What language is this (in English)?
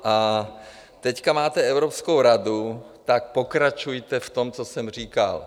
Czech